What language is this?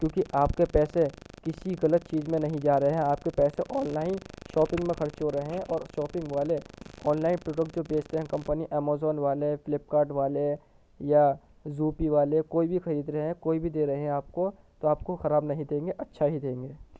Urdu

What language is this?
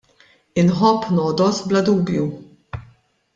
Maltese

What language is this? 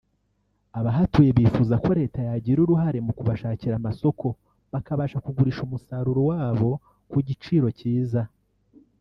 Kinyarwanda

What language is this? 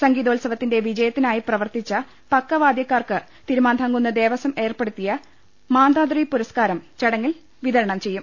Malayalam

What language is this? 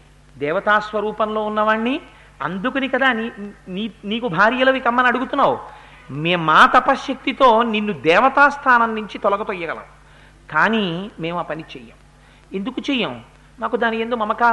Telugu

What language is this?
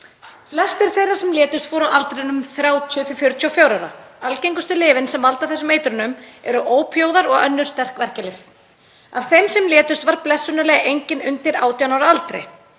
Icelandic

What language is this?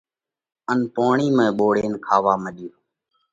Parkari Koli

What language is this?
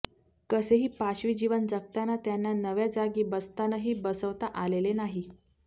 Marathi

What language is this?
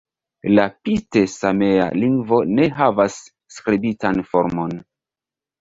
Esperanto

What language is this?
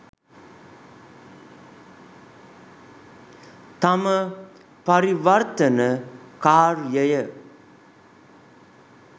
Sinhala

